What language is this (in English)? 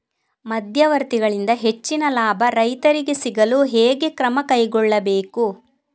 Kannada